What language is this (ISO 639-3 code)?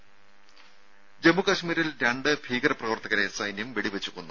mal